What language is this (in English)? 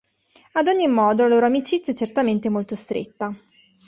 Italian